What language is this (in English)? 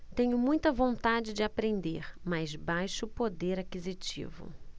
Portuguese